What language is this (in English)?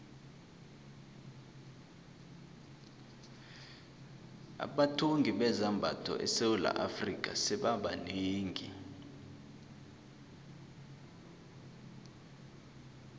South Ndebele